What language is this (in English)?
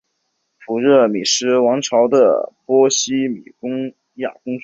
Chinese